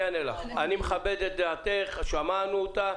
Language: Hebrew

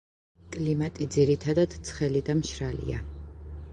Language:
Georgian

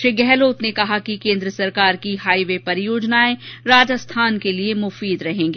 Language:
Hindi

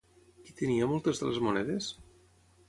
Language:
Catalan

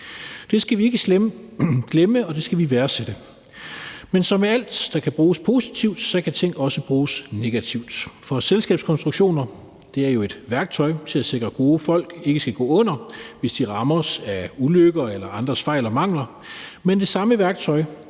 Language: Danish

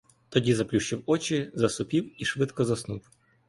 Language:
Ukrainian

